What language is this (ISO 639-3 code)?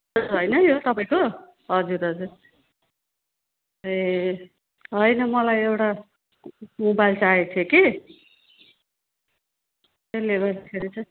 nep